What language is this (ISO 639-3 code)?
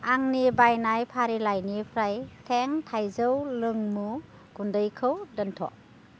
brx